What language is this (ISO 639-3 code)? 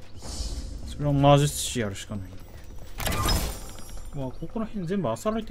jpn